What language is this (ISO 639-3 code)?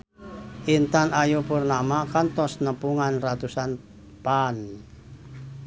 sun